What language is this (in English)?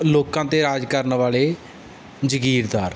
Punjabi